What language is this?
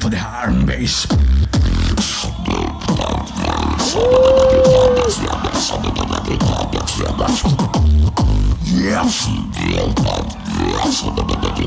English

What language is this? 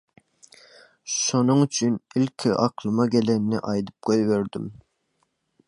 Turkmen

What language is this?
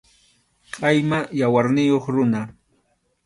Arequipa-La Unión Quechua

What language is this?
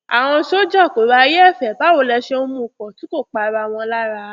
Yoruba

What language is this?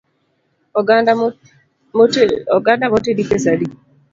Luo (Kenya and Tanzania)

